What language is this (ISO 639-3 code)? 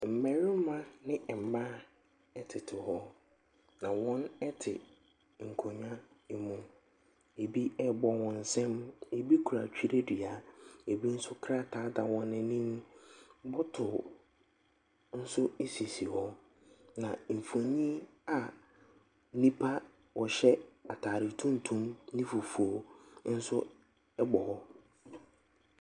aka